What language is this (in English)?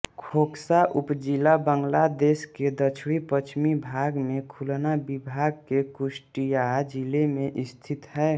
Hindi